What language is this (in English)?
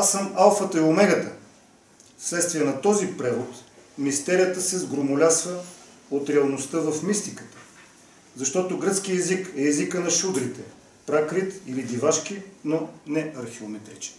Bulgarian